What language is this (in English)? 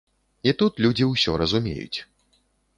Belarusian